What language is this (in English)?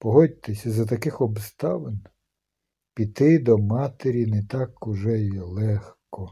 Ukrainian